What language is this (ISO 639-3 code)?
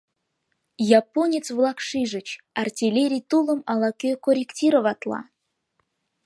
chm